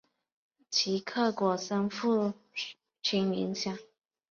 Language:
Chinese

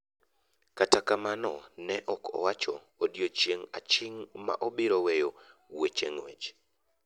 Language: Luo (Kenya and Tanzania)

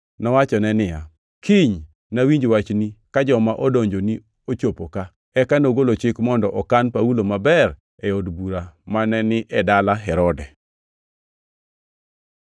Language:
Luo (Kenya and Tanzania)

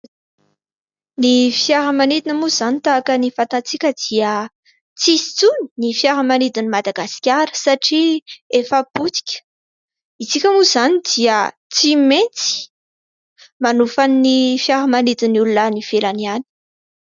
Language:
Malagasy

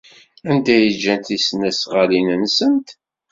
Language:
Kabyle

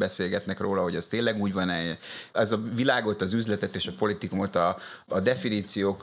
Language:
Hungarian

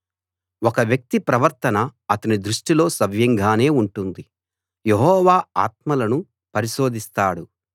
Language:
Telugu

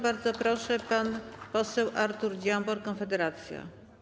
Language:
Polish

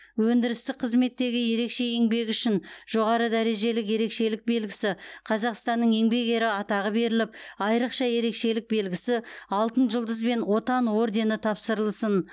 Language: Kazakh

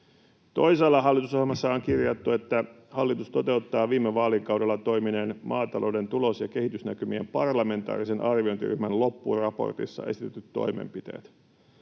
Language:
Finnish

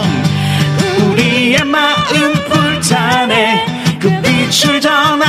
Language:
Korean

